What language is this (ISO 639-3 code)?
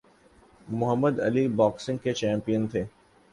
urd